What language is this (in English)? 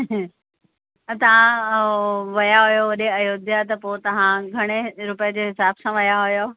Sindhi